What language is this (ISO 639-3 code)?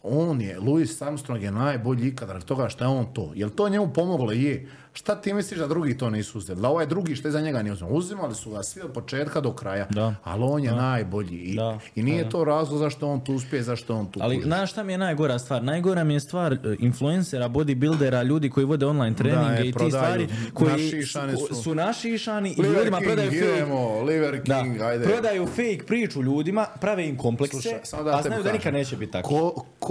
hrv